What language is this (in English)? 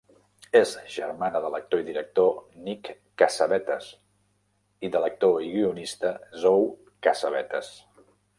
Catalan